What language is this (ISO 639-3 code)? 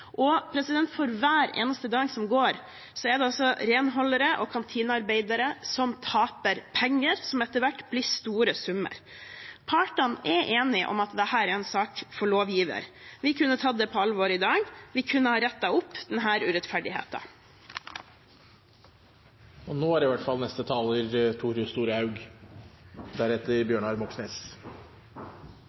nor